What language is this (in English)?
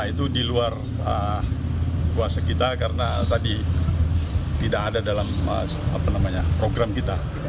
Indonesian